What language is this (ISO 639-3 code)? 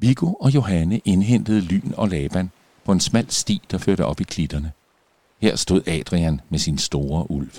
dan